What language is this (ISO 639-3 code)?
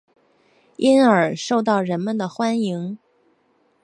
zho